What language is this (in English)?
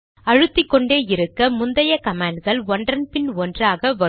Tamil